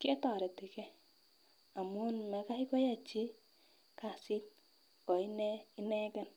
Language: Kalenjin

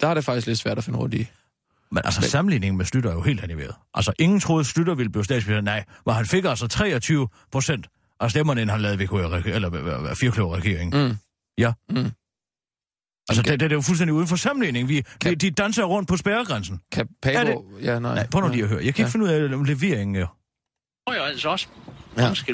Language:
Danish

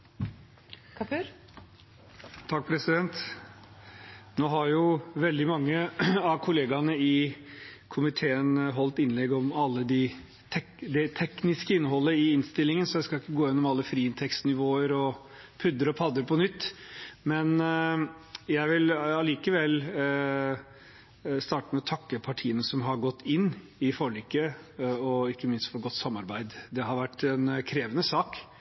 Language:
Norwegian Bokmål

